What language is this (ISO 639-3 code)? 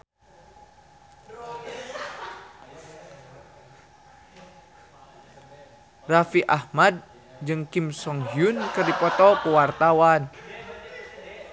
sun